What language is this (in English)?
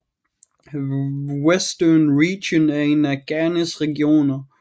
Danish